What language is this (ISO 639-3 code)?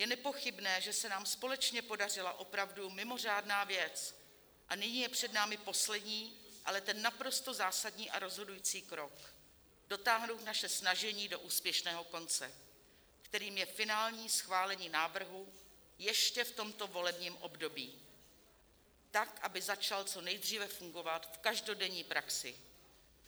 ces